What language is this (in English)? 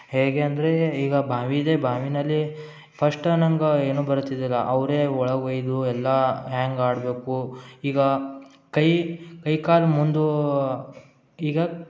Kannada